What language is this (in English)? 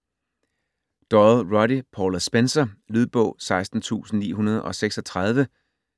Danish